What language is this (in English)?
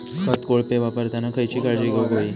Marathi